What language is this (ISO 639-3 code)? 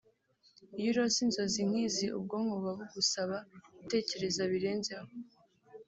kin